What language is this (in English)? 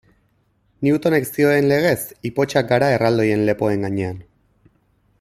Basque